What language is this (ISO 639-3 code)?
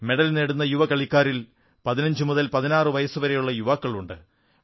mal